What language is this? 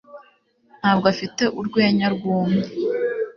Kinyarwanda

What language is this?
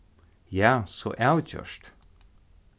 Faroese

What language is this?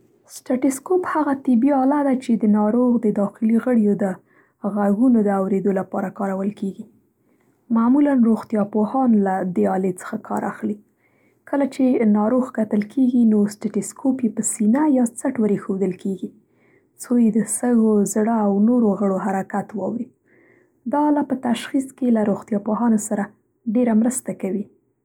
Central Pashto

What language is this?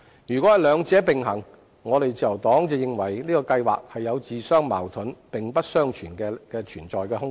Cantonese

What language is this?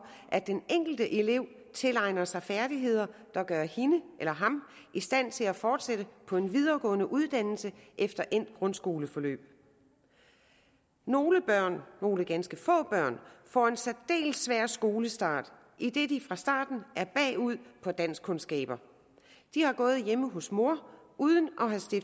Danish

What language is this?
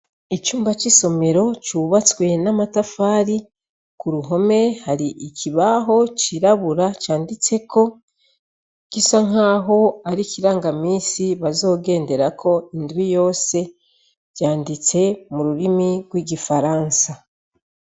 Rundi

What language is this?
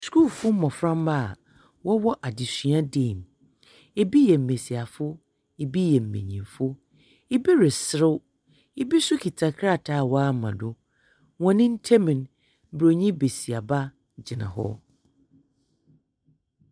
Akan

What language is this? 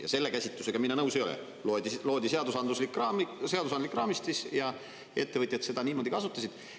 Estonian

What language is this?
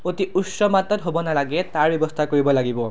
Assamese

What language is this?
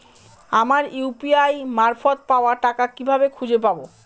Bangla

